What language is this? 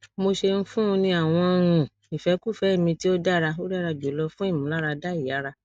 Yoruba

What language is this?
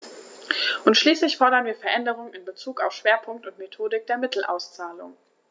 German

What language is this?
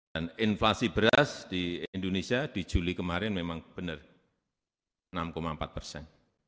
Indonesian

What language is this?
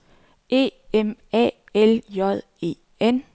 Danish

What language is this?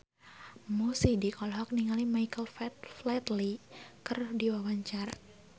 Sundanese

